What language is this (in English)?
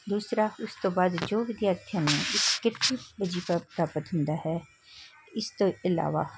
Punjabi